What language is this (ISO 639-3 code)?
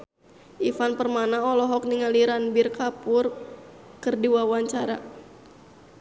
sun